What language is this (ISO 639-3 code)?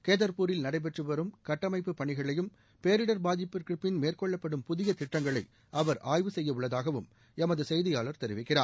tam